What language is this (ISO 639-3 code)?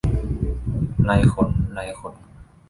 tha